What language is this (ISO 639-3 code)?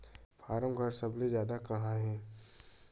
hne